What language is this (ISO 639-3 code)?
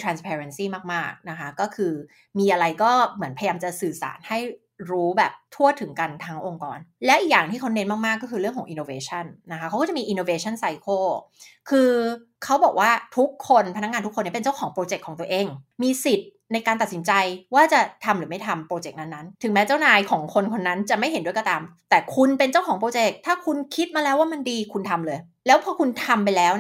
tha